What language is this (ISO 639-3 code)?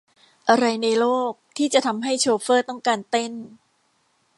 tha